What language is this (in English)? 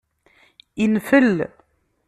Kabyle